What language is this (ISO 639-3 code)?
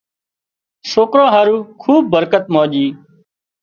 kxp